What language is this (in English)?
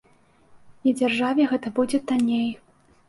Belarusian